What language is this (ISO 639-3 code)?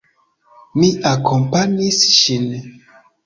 epo